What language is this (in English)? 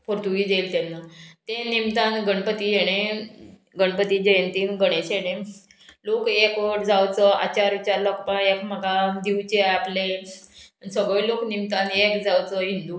Konkani